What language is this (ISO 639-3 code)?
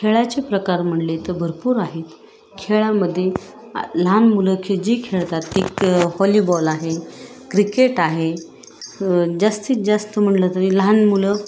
mar